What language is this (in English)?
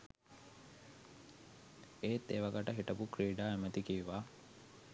Sinhala